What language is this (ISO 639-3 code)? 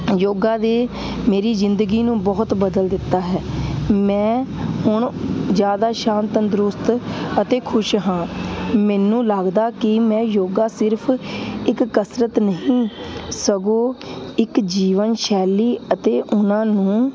pan